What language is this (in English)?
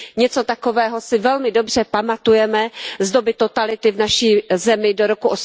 Czech